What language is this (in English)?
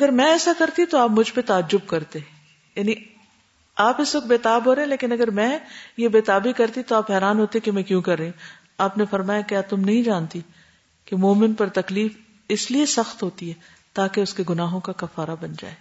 Urdu